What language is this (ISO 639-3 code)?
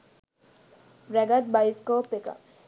sin